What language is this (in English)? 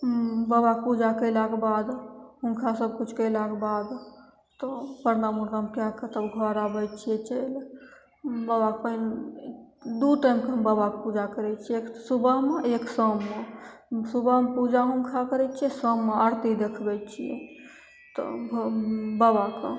Maithili